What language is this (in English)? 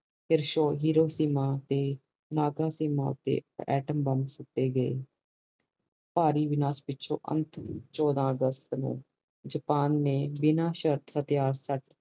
Punjabi